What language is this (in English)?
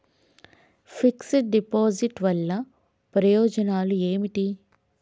Telugu